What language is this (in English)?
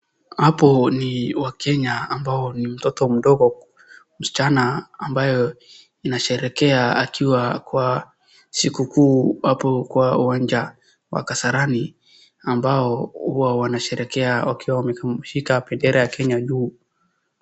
Swahili